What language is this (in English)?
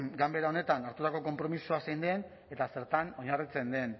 Basque